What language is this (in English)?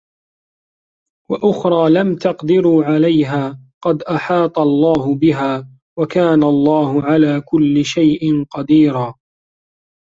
Arabic